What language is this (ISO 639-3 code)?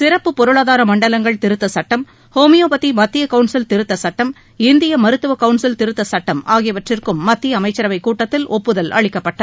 tam